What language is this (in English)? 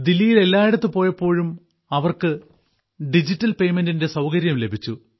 Malayalam